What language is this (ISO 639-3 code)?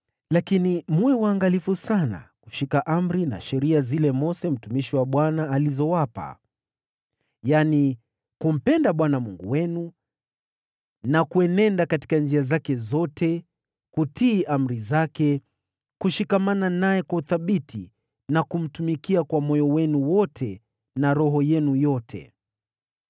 swa